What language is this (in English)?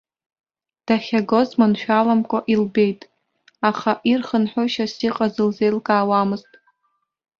Abkhazian